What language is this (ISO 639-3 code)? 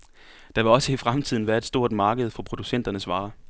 dan